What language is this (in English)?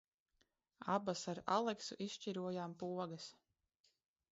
Latvian